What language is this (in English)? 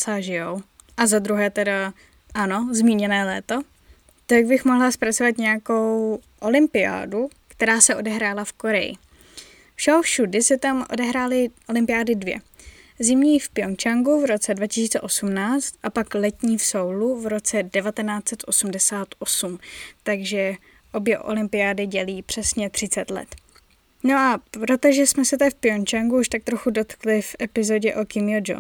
Czech